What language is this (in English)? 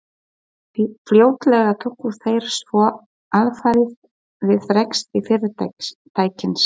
Icelandic